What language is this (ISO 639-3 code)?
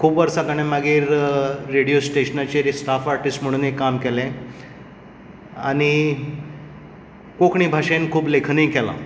kok